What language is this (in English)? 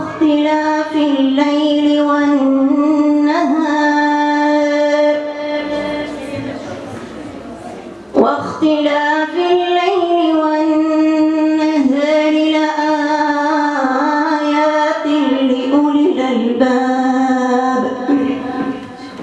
Arabic